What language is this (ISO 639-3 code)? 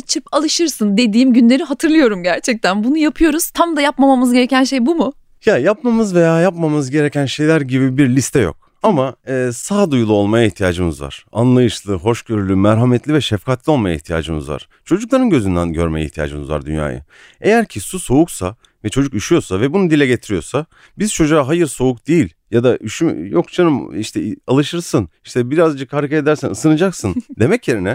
tur